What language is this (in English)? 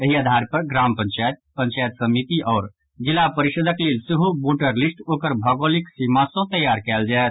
Maithili